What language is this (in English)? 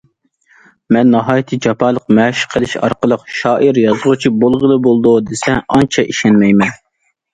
Uyghur